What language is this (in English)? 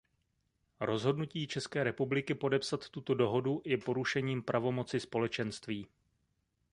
Czech